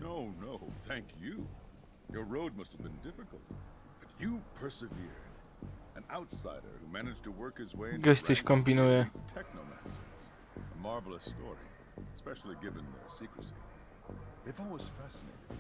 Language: Polish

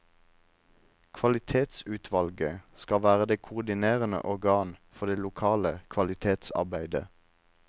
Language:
Norwegian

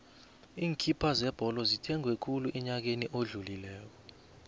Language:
South Ndebele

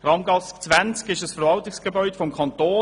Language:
Swiss German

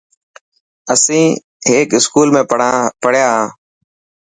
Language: Dhatki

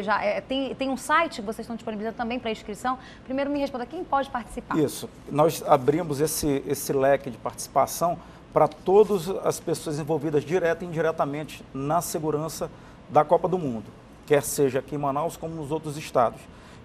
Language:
Portuguese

